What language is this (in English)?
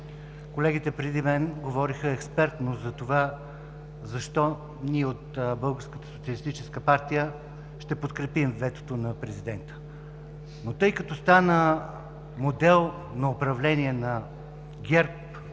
Bulgarian